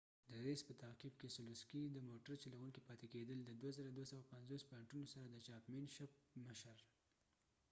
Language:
Pashto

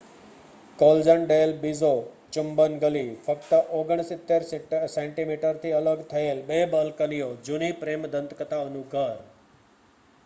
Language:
Gujarati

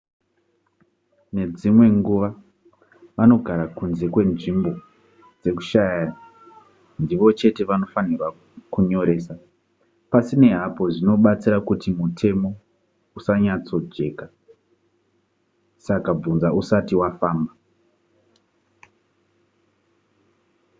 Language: Shona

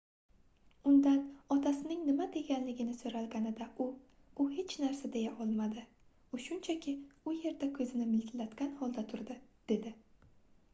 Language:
Uzbek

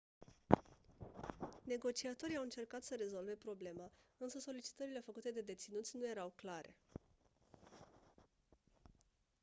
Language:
Romanian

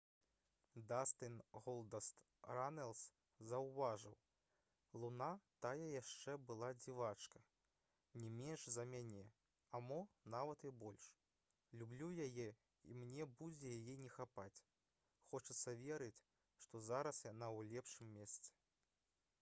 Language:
Belarusian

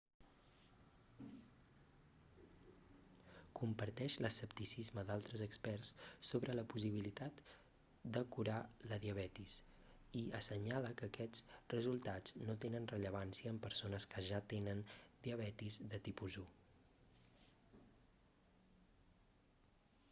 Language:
Catalan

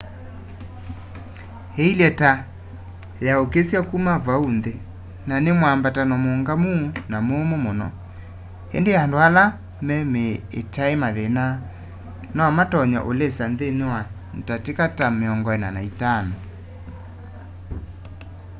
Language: Kamba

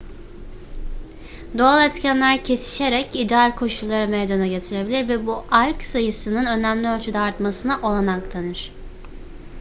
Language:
Turkish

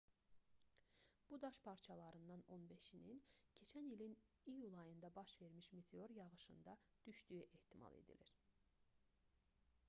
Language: Azerbaijani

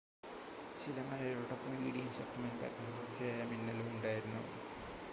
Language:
Malayalam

